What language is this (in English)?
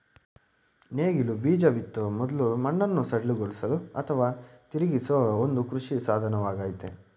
Kannada